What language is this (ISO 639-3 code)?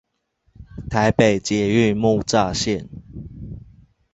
zho